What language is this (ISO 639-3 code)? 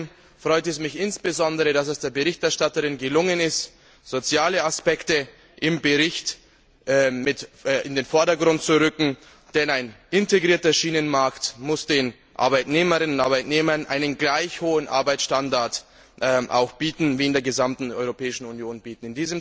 deu